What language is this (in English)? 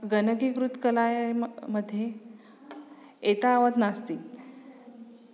Sanskrit